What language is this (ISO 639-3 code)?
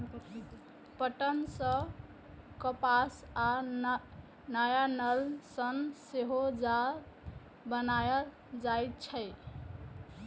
mai